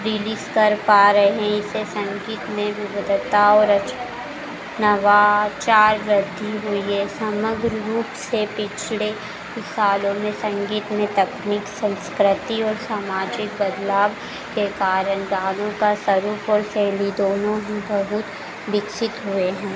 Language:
Hindi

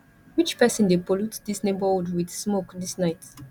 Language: Nigerian Pidgin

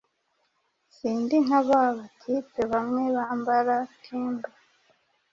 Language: Kinyarwanda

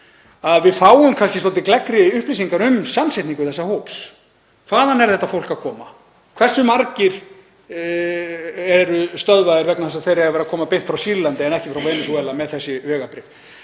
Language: Icelandic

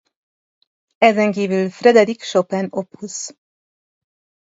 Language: Hungarian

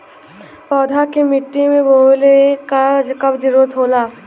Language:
Bhojpuri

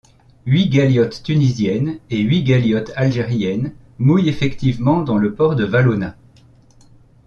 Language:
French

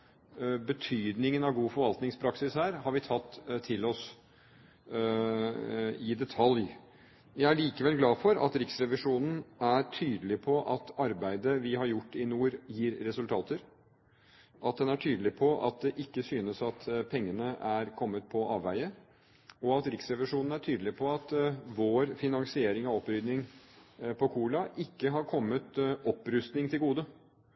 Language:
Norwegian Bokmål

